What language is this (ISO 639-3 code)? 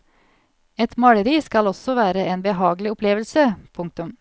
nor